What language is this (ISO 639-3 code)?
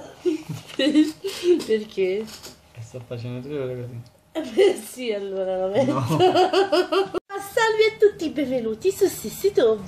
ita